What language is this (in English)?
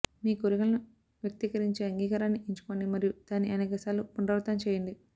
Telugu